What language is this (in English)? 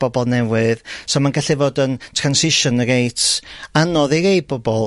Welsh